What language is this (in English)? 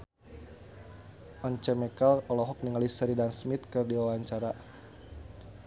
Sundanese